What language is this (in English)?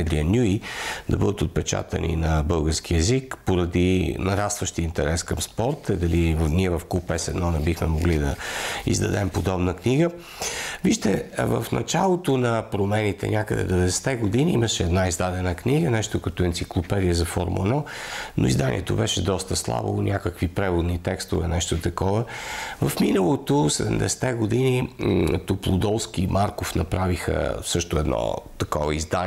Bulgarian